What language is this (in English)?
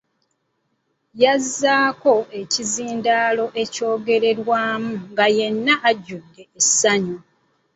Ganda